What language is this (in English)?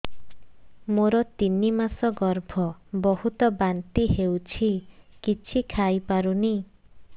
Odia